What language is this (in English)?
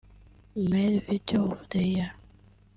Kinyarwanda